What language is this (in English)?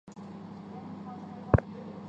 Chinese